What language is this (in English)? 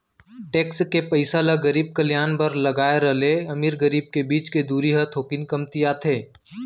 Chhattisgarhi